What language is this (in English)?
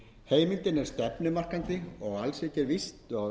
Icelandic